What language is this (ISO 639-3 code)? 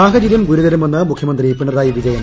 mal